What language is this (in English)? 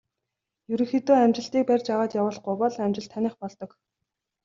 Mongolian